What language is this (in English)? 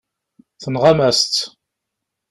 Kabyle